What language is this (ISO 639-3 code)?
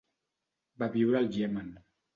cat